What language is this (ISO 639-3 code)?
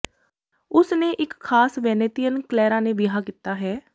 pan